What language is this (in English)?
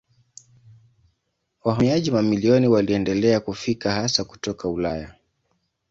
Swahili